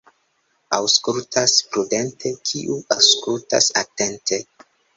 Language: Esperanto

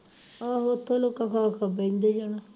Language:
Punjabi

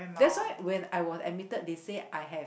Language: English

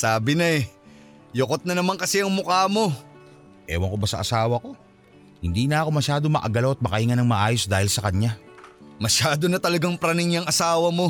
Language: Filipino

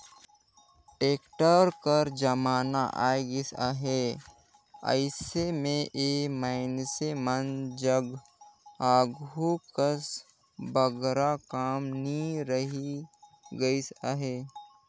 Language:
Chhattisgarhi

